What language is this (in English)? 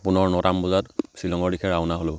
Assamese